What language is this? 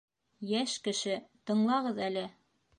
Bashkir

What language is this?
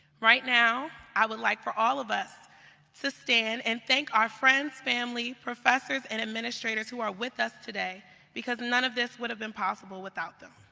English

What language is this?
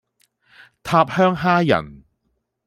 Cantonese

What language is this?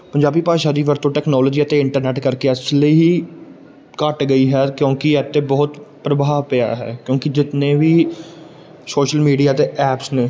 Punjabi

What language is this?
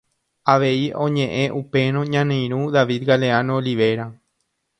Guarani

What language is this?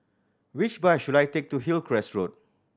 English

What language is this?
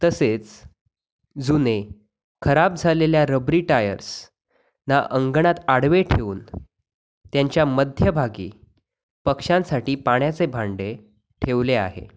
Marathi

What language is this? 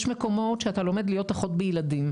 Hebrew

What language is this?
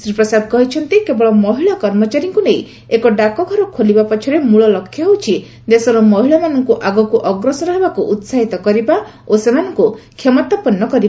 Odia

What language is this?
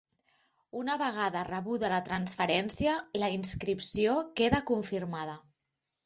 Catalan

